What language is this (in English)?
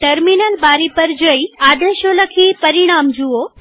Gujarati